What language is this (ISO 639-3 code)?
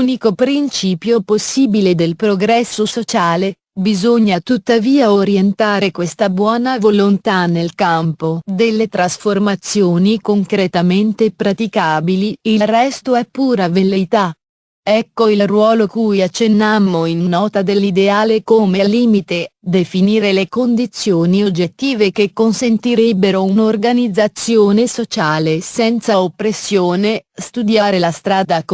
ita